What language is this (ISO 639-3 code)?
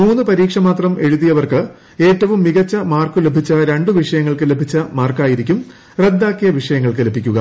mal